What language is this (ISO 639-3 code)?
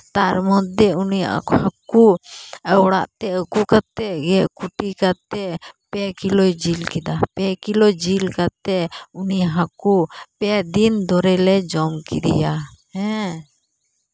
sat